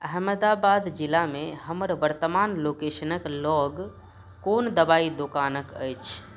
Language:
Maithili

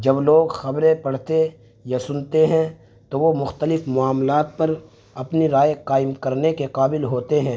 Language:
Urdu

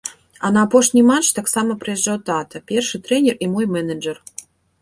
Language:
Belarusian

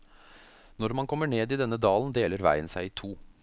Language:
Norwegian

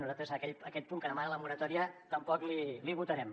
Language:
Catalan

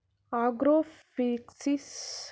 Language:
Kannada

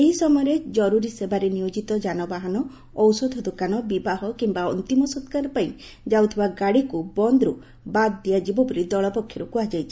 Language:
Odia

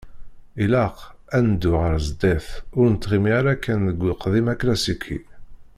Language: Kabyle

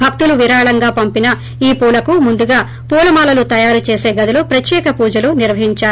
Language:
Telugu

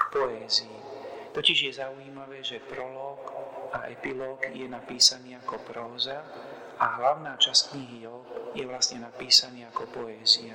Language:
Slovak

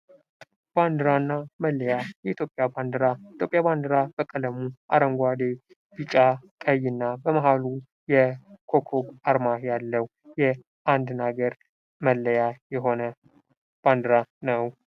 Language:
Amharic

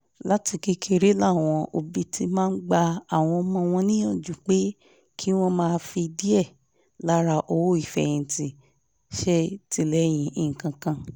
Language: Yoruba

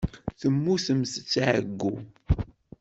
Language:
Kabyle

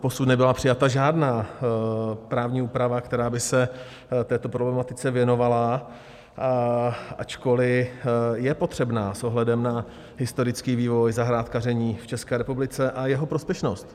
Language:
Czech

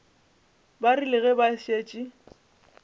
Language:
Northern Sotho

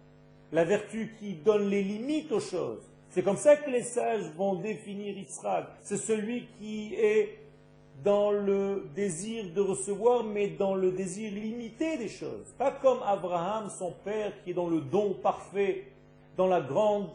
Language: French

